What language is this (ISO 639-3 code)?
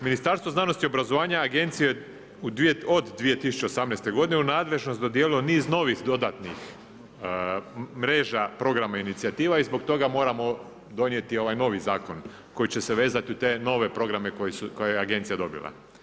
hrv